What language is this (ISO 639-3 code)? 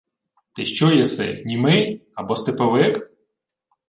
ukr